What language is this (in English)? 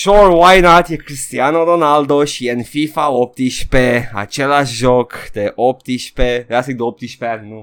Romanian